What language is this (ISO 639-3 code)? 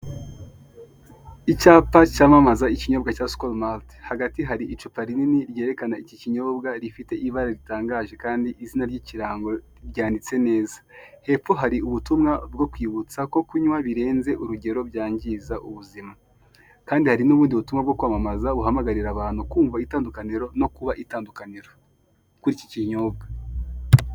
kin